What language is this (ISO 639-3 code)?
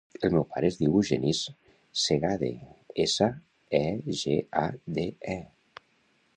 cat